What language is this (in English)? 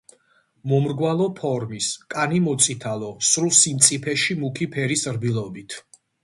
Georgian